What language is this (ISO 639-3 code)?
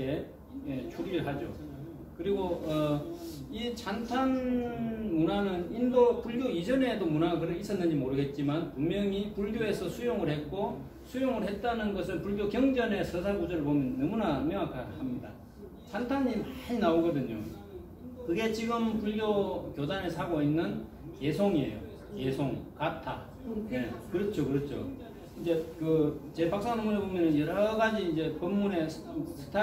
kor